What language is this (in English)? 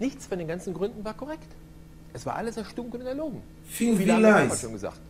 German